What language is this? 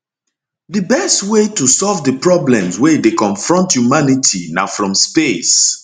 Nigerian Pidgin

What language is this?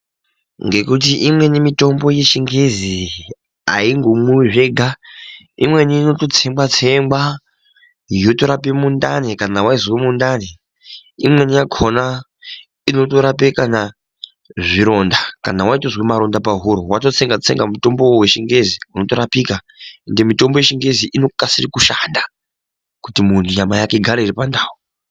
Ndau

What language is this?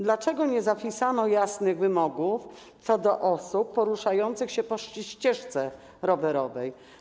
Polish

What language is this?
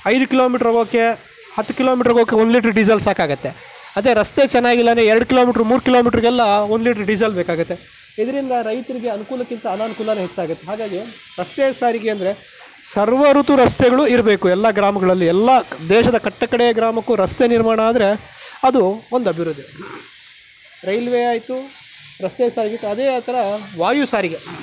Kannada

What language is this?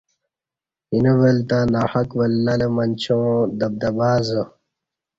Kati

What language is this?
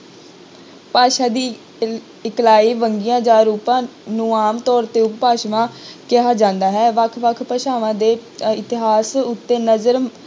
Punjabi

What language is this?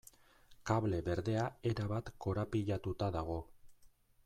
Basque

